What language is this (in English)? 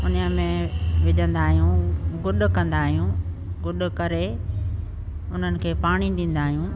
Sindhi